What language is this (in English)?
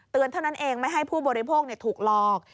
Thai